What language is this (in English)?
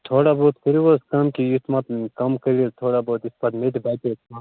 Kashmiri